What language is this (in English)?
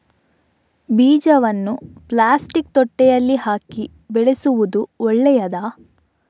Kannada